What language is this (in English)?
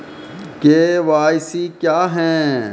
Maithili